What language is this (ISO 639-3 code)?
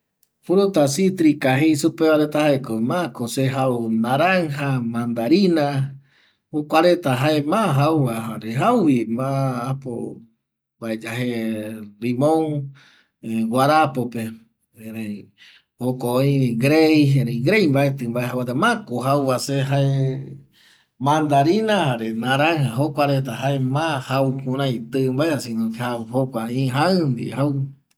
gui